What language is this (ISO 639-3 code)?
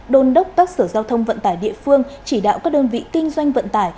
vie